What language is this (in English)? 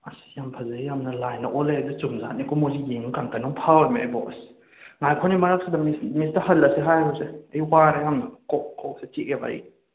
Manipuri